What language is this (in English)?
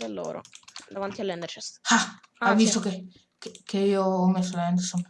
Italian